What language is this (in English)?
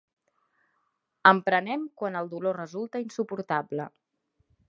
Catalan